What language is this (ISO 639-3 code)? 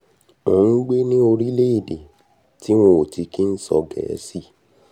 yor